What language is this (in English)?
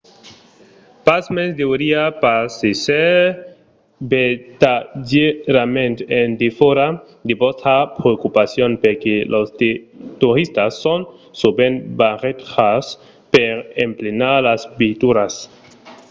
Occitan